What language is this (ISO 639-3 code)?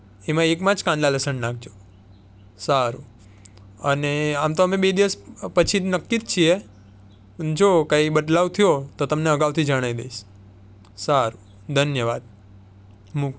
guj